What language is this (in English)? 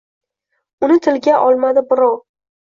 Uzbek